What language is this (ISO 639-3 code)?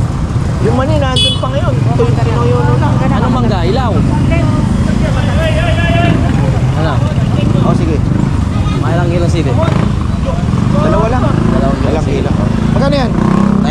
fil